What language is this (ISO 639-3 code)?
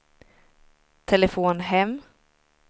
swe